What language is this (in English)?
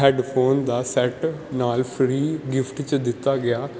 Punjabi